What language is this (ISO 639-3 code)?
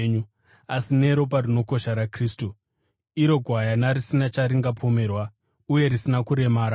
sna